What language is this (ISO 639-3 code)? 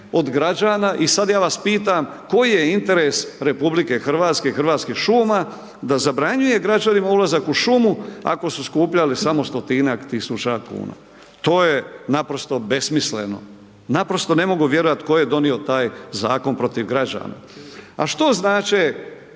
hrv